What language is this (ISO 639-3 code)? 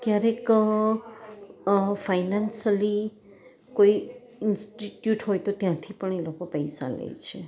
guj